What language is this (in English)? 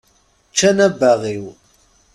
Kabyle